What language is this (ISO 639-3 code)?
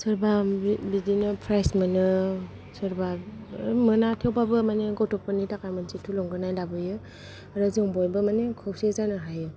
brx